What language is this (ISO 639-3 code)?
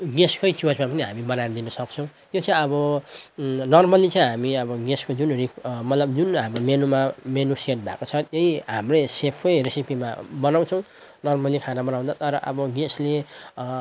nep